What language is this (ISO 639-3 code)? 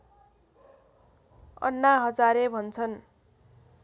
nep